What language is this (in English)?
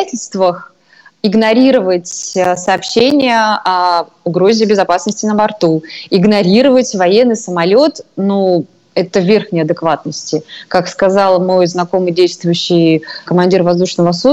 Russian